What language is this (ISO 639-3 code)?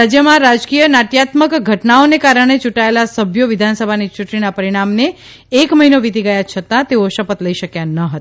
guj